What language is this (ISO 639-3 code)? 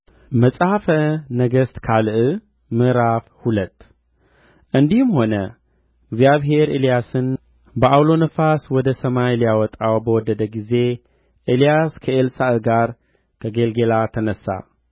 amh